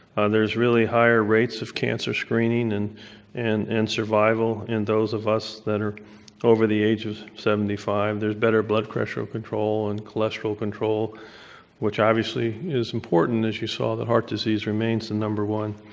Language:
English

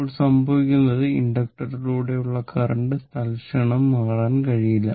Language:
Malayalam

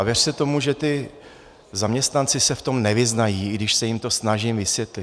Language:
Czech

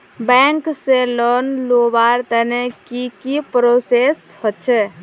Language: Magahi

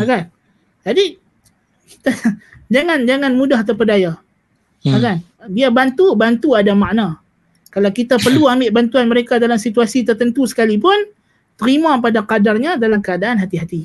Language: Malay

